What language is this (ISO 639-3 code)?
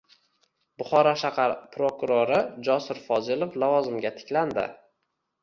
uzb